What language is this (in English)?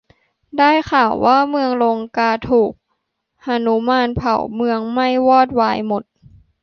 Thai